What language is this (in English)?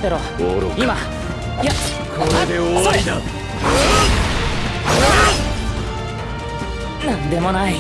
Japanese